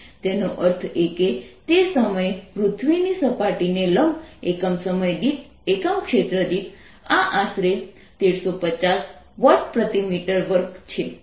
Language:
Gujarati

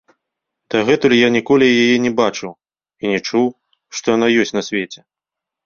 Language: Belarusian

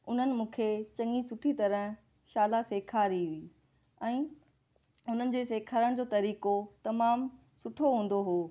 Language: Sindhi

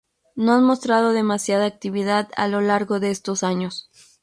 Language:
Spanish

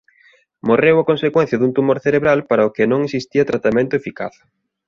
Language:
Galician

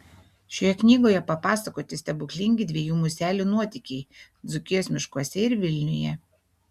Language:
Lithuanian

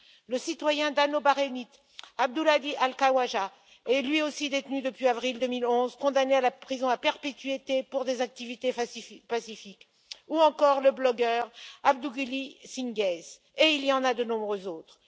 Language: French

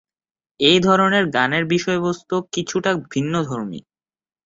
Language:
Bangla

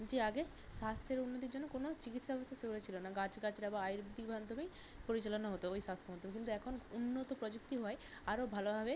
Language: Bangla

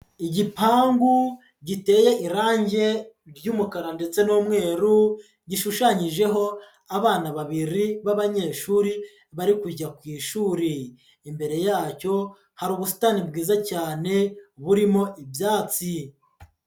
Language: Kinyarwanda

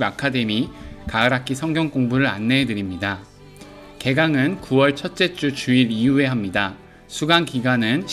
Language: Korean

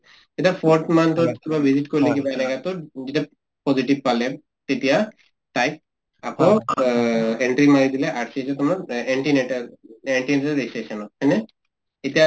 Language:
Assamese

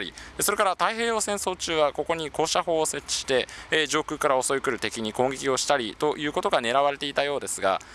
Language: Japanese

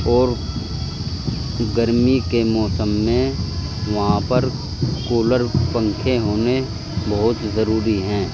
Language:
Urdu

